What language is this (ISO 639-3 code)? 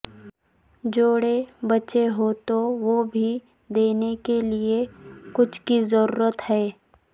urd